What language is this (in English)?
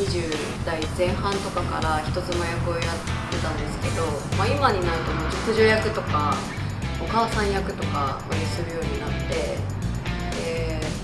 Japanese